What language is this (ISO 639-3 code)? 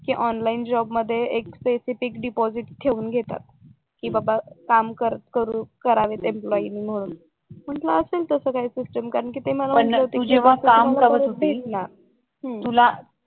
mar